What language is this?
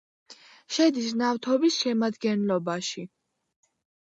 Georgian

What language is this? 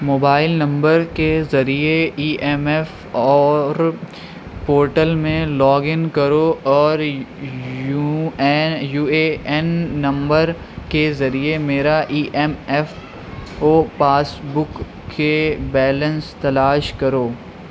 Urdu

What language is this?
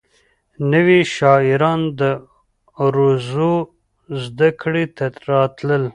Pashto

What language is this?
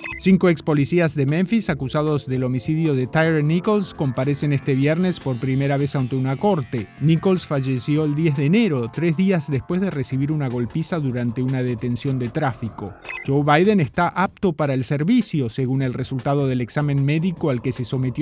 Spanish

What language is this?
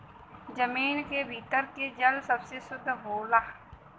Bhojpuri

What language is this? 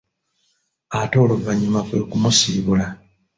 Ganda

